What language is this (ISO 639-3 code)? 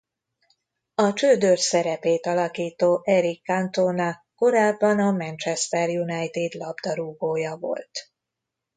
hun